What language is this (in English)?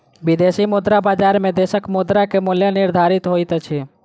Maithili